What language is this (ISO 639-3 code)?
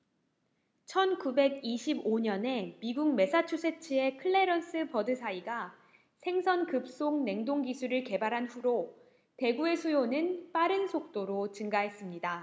kor